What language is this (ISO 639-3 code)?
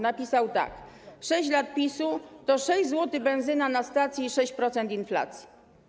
pol